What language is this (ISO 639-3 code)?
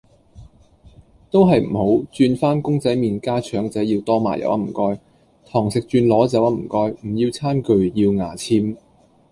yue